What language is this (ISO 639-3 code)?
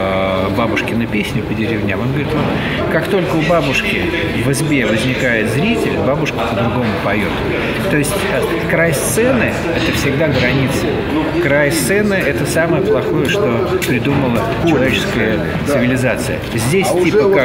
rus